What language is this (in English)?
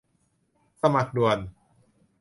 Thai